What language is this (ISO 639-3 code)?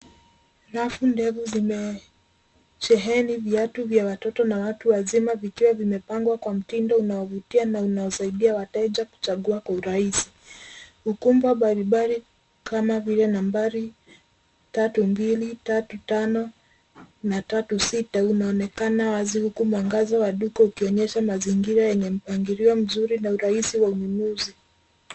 swa